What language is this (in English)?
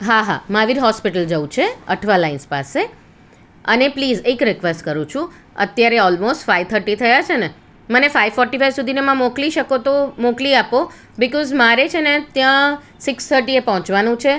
Gujarati